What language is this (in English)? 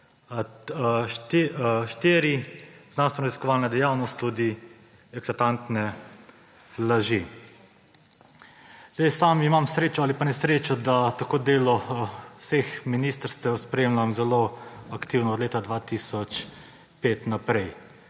Slovenian